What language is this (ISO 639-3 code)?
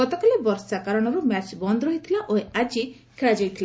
ori